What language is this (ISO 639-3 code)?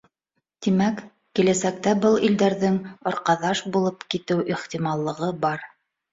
bak